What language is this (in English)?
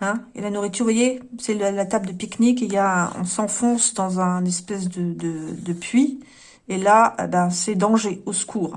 French